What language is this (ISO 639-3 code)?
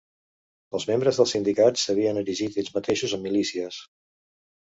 cat